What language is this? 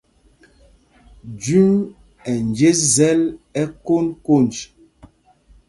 Mpumpong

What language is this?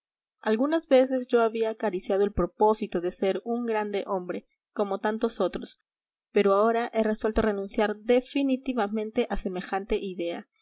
Spanish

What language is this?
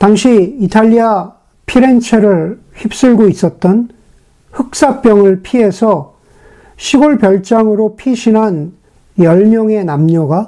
Korean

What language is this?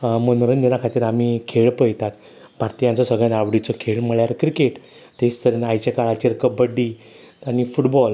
Konkani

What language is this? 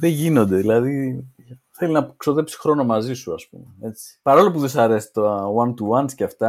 Greek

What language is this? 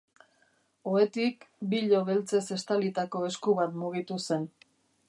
Basque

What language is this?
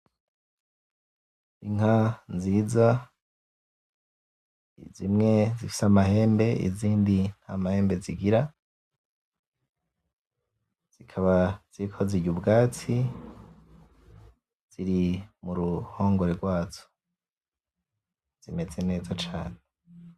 Rundi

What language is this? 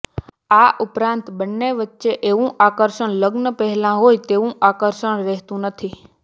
Gujarati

